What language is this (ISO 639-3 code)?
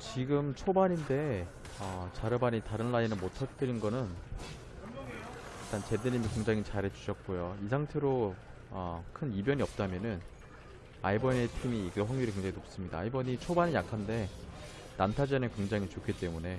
kor